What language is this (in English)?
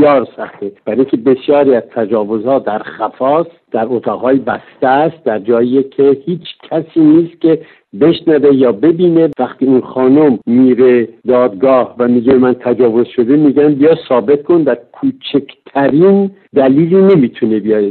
Persian